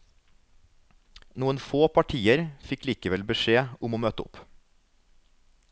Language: Norwegian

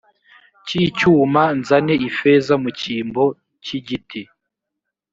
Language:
Kinyarwanda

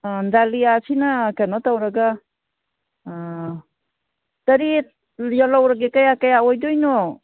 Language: Manipuri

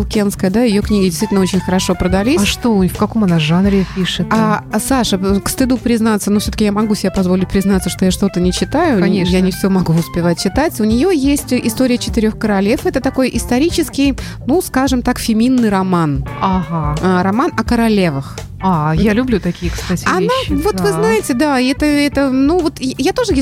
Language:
Russian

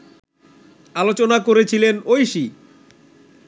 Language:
Bangla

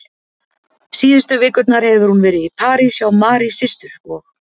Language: Icelandic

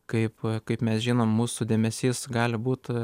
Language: Lithuanian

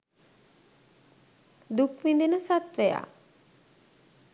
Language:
Sinhala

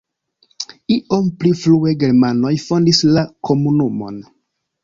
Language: Esperanto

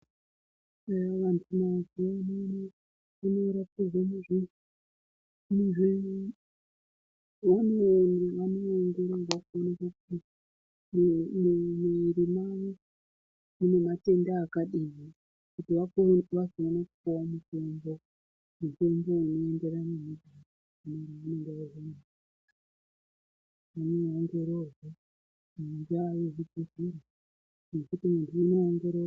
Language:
Ndau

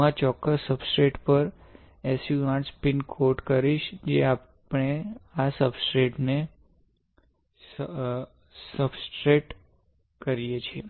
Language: Gujarati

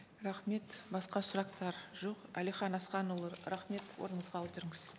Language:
Kazakh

